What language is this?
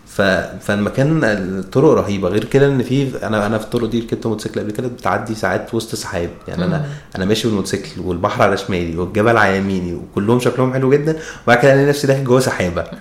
Arabic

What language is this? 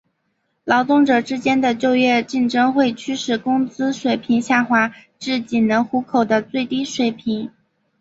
Chinese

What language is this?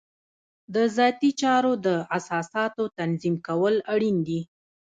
Pashto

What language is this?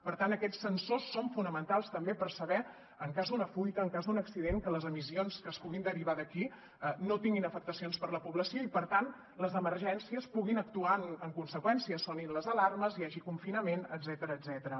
Catalan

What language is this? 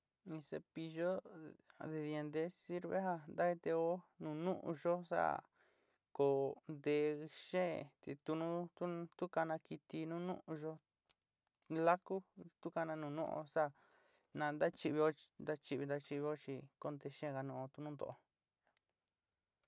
Sinicahua Mixtec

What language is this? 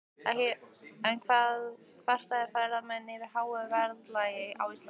Icelandic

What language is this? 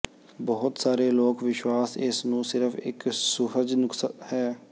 Punjabi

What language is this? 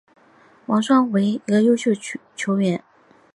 Chinese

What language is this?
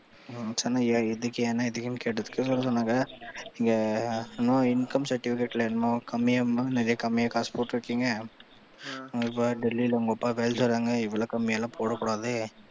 Tamil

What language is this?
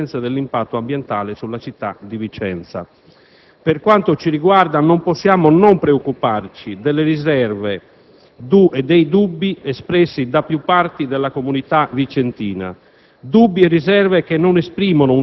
Italian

